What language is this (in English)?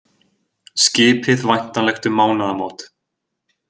Icelandic